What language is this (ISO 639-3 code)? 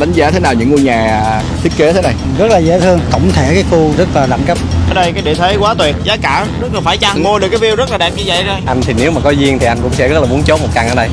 vie